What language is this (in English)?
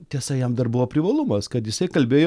Lithuanian